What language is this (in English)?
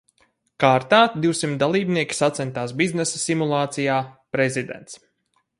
Latvian